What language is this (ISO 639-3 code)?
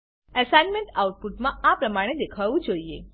guj